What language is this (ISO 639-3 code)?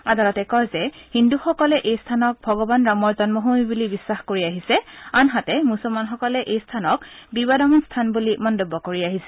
asm